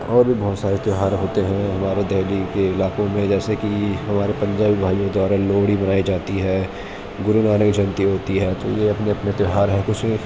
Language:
Urdu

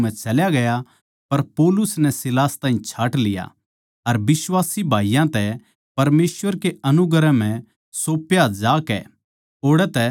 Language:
Haryanvi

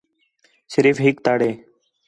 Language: Khetrani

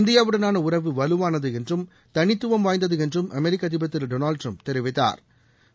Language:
Tamil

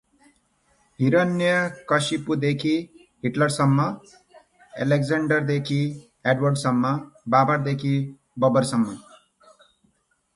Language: Nepali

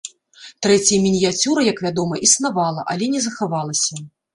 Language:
Belarusian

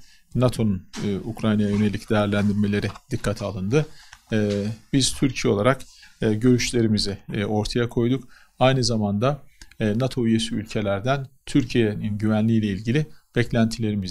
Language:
Turkish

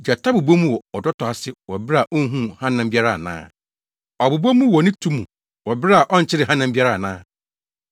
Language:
Akan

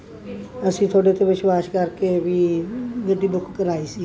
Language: Punjabi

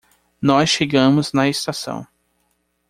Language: Portuguese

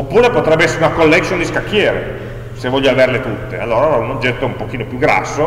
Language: Italian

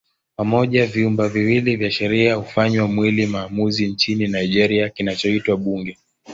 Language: Swahili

